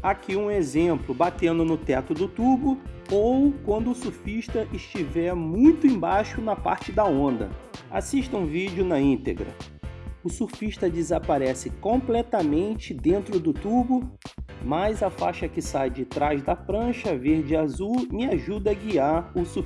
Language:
Portuguese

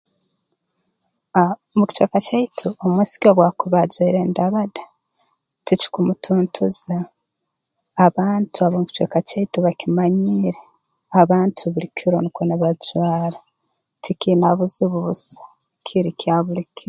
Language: Tooro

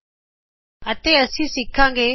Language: Punjabi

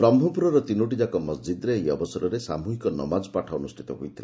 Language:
Odia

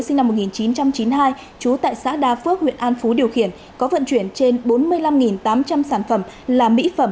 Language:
Vietnamese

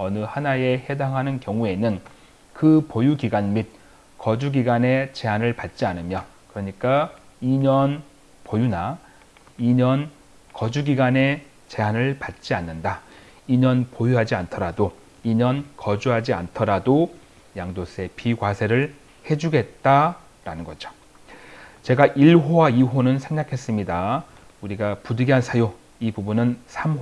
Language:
Korean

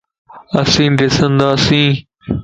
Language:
Lasi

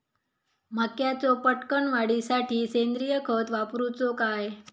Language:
Marathi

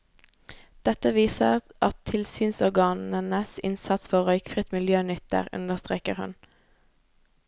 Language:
Norwegian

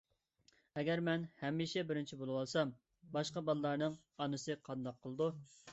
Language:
Uyghur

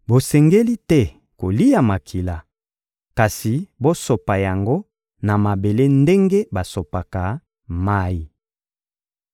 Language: Lingala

